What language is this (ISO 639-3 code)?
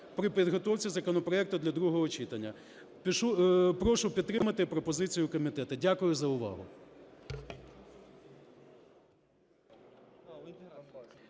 ukr